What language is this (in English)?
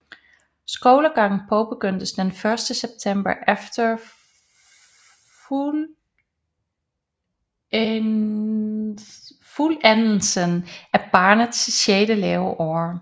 Danish